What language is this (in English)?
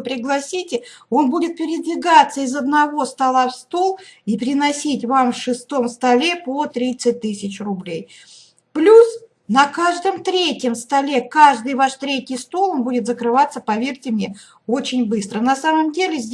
Russian